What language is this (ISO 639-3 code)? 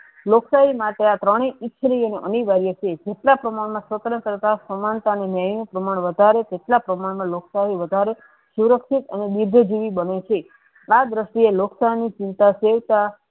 guj